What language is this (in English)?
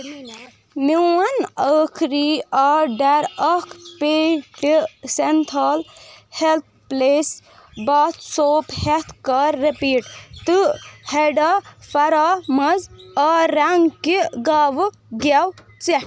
Kashmiri